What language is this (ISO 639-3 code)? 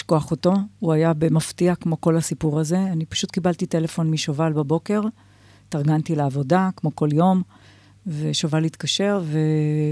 heb